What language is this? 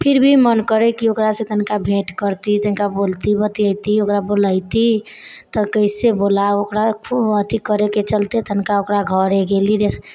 Maithili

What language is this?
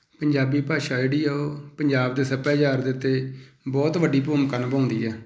Punjabi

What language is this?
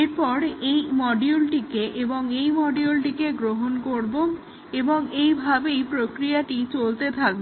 Bangla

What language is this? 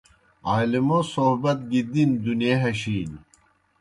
Kohistani Shina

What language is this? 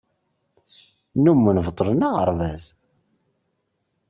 Kabyle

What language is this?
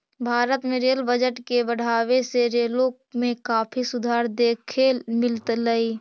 Magahi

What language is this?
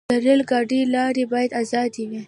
Pashto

